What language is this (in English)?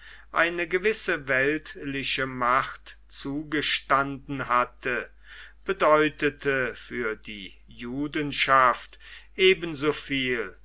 German